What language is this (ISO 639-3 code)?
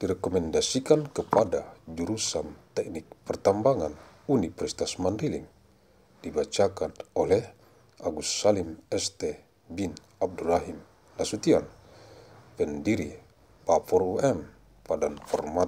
ind